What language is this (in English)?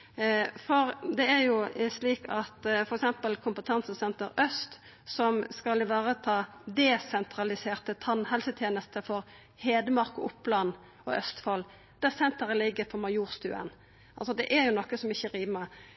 Norwegian Nynorsk